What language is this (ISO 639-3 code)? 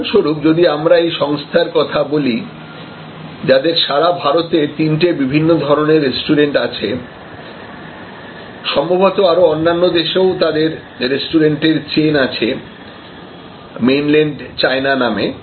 ben